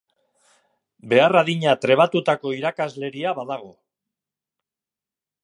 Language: Basque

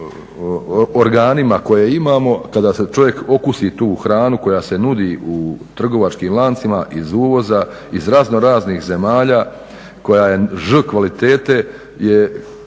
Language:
Croatian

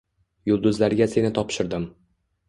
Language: Uzbek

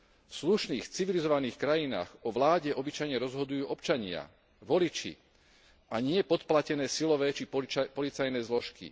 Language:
Slovak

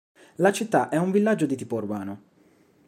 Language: Italian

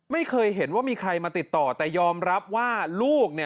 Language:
Thai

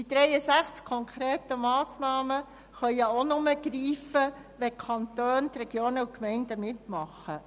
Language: Swiss German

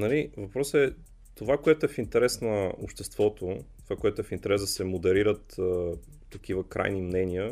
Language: Bulgarian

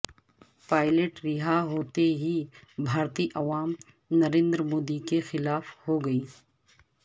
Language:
Urdu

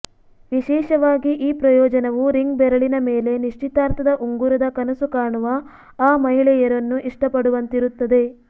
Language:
Kannada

